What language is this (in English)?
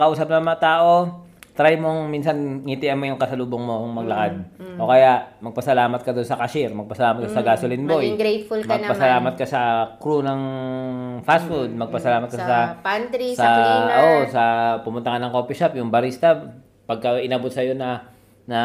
Filipino